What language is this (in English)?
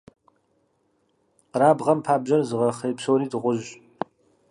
Kabardian